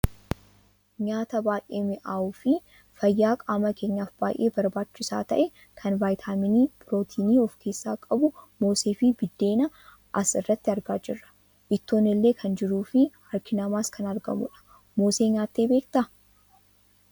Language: Oromo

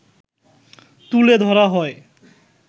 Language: Bangla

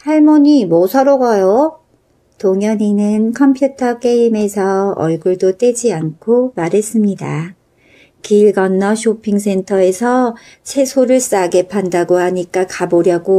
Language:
Korean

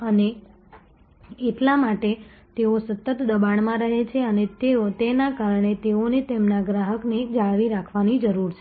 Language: Gujarati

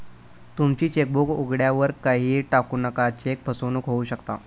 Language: Marathi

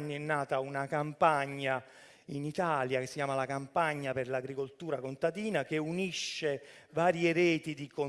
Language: Italian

